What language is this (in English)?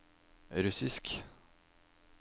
Norwegian